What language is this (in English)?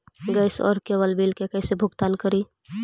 Magahi